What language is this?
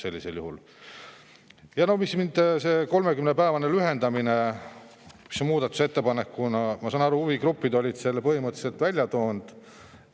Estonian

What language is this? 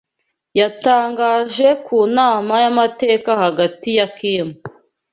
Kinyarwanda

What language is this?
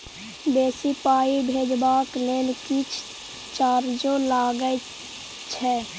Maithili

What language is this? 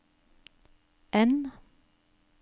Norwegian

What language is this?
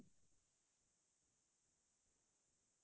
Assamese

